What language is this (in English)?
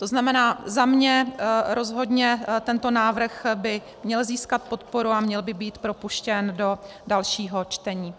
Czech